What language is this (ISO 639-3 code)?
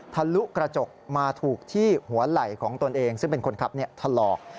tha